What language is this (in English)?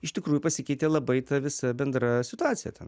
Lithuanian